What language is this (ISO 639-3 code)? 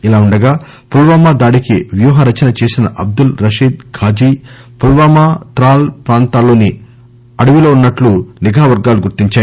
tel